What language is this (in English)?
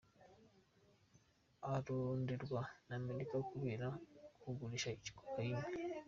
Kinyarwanda